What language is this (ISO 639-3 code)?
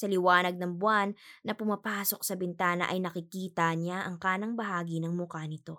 fil